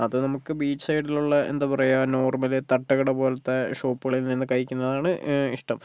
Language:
Malayalam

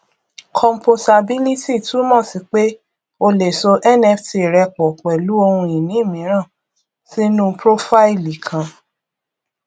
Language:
Yoruba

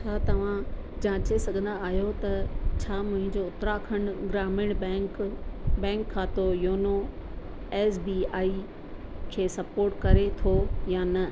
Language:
Sindhi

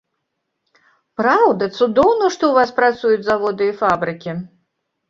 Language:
Belarusian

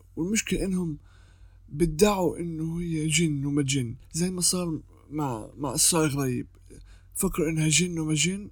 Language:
Arabic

